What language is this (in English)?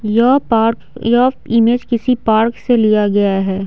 Hindi